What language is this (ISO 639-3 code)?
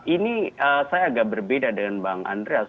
ind